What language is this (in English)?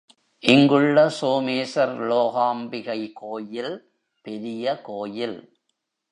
Tamil